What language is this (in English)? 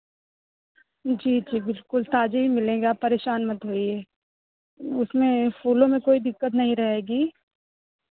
Hindi